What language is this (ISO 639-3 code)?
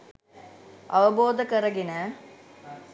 sin